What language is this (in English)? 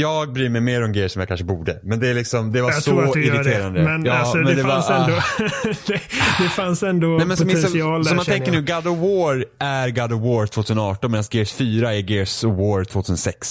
Swedish